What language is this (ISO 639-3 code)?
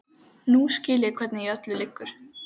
isl